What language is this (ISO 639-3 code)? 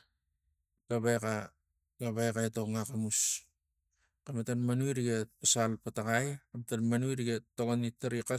tgc